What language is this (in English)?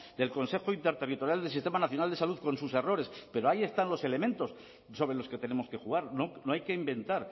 Spanish